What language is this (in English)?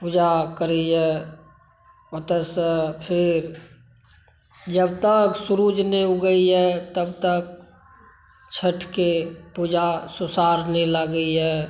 Maithili